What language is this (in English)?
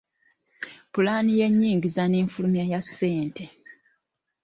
Ganda